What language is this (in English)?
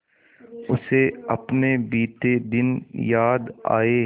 Hindi